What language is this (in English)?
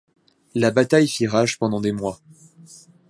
French